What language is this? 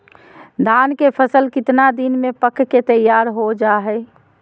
Magahi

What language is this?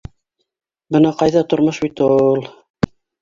Bashkir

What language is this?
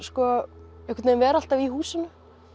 Icelandic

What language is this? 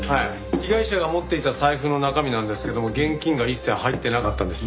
Japanese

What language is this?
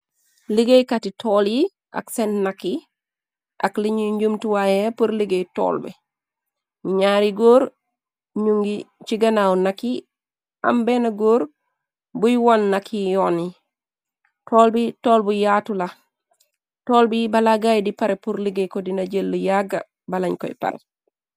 Wolof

